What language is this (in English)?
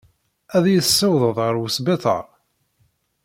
Kabyle